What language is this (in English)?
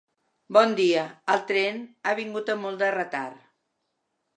Catalan